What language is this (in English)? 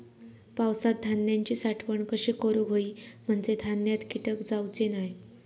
Marathi